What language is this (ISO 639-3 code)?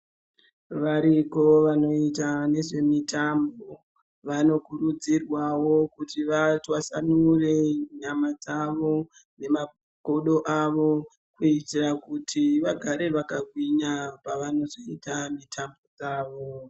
ndc